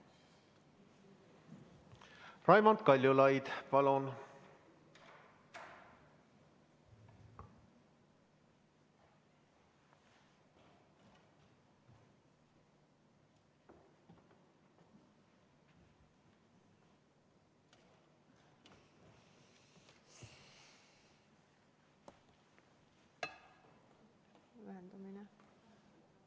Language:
Estonian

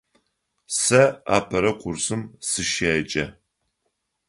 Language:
Adyghe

